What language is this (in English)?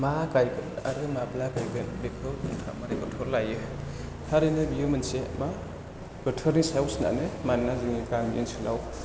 Bodo